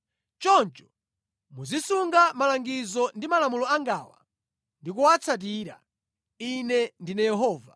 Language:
Nyanja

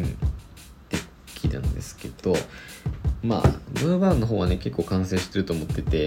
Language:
Japanese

